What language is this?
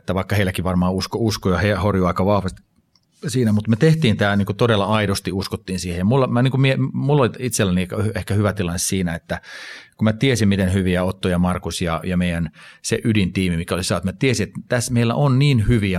Finnish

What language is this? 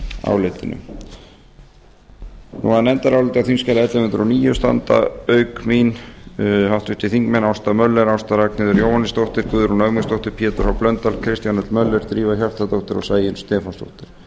Icelandic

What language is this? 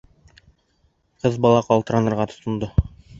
Bashkir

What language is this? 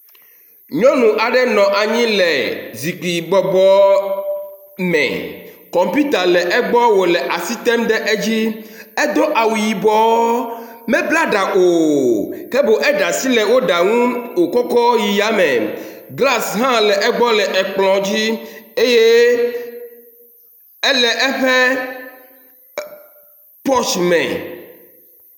Ewe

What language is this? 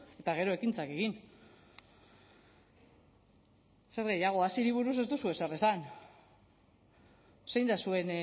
Basque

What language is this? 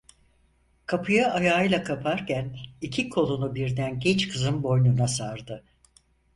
Turkish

